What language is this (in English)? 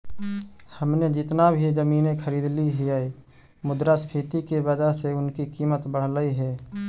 Magahi